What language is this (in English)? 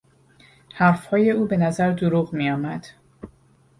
Persian